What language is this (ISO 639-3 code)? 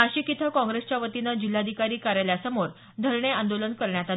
mar